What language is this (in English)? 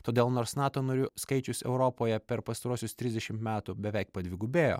Lithuanian